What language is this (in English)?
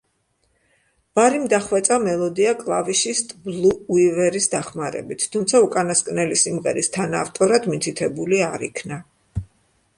Georgian